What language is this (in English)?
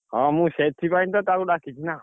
Odia